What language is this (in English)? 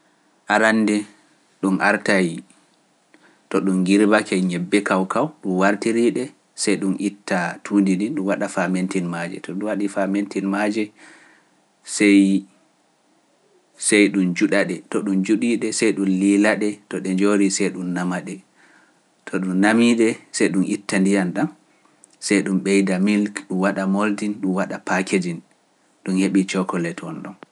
Pular